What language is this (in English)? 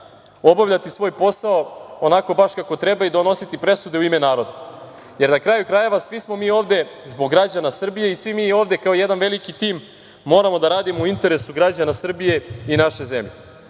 Serbian